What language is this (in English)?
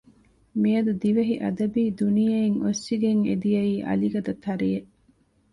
Divehi